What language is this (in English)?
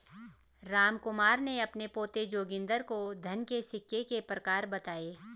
Hindi